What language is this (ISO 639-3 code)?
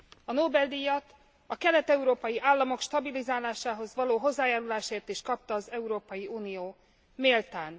hun